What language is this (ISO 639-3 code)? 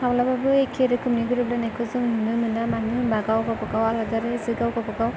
brx